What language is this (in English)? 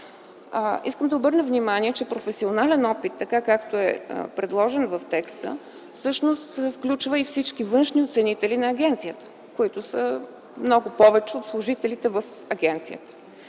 Bulgarian